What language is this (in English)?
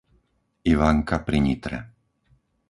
Slovak